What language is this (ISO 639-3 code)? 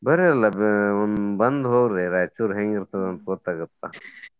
kan